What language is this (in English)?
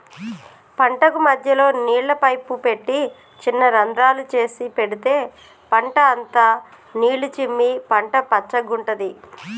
Telugu